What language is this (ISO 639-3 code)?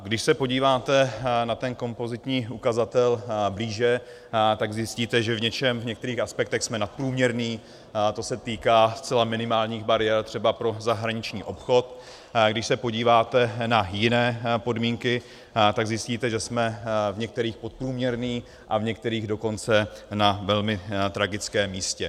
ces